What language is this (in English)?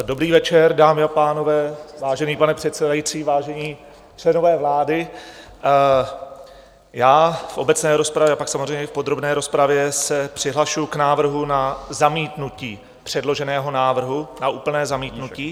Czech